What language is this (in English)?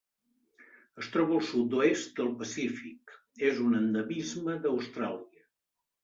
Catalan